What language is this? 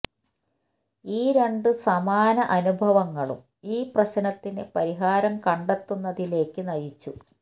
Malayalam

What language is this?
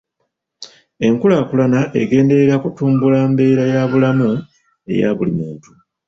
Ganda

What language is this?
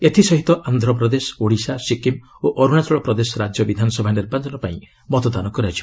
Odia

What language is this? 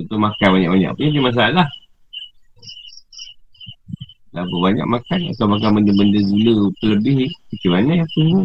Malay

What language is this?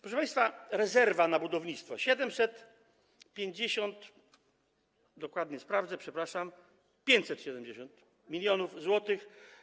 Polish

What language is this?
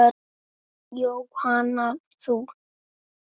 Icelandic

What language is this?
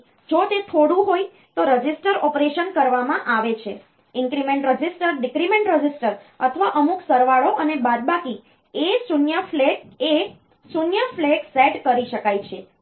Gujarati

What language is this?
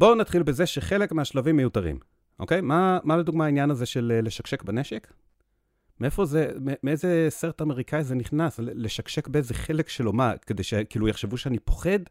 Hebrew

